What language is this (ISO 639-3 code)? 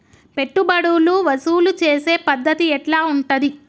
tel